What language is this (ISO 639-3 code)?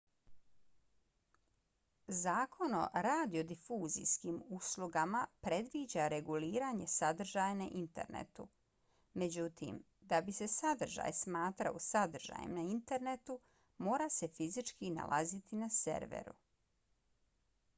bos